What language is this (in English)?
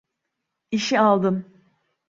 Turkish